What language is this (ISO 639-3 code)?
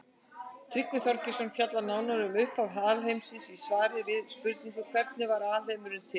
isl